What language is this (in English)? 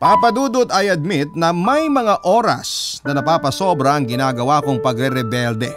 Filipino